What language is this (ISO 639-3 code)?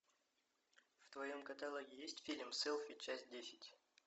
rus